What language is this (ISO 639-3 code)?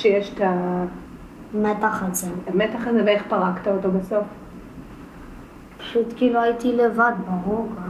heb